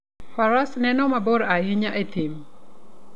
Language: Luo (Kenya and Tanzania)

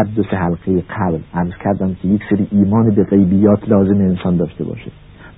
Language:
Persian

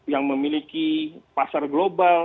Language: Indonesian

